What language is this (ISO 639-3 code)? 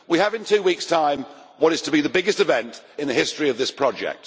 eng